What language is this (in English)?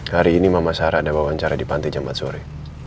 Indonesian